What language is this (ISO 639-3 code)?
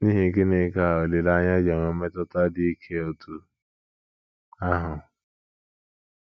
ibo